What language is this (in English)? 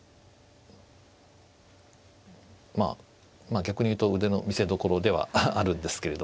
Japanese